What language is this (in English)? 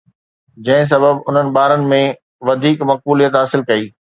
Sindhi